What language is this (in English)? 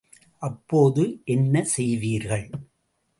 Tamil